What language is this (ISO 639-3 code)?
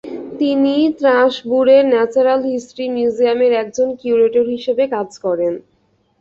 ben